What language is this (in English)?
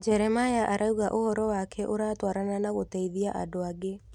Kikuyu